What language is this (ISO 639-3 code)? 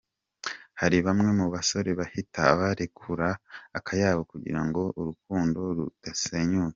kin